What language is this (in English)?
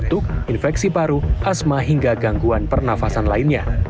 Indonesian